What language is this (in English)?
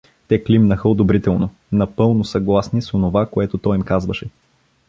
Bulgarian